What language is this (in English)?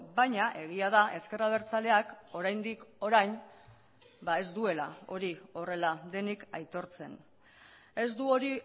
Basque